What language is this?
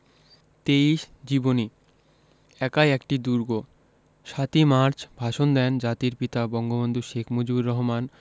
Bangla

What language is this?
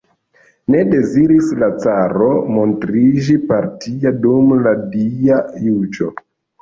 Esperanto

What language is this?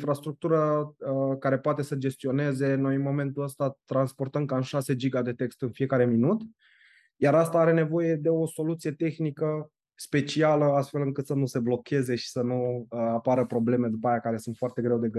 Romanian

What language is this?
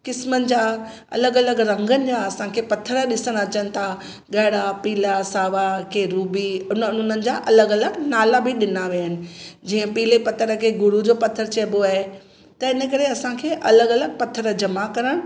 Sindhi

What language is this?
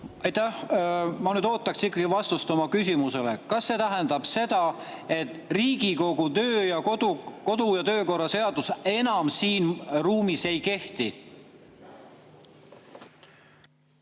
Estonian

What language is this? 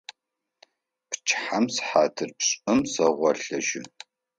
Adyghe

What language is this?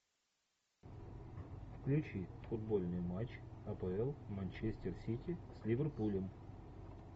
Russian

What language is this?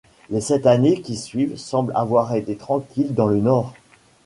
French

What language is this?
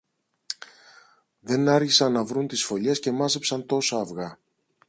Greek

